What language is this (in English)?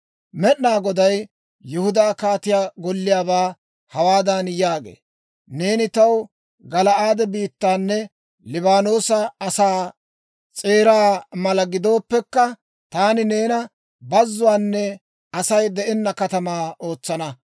Dawro